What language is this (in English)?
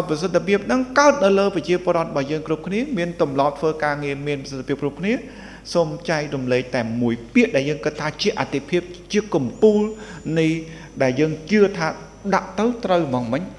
Thai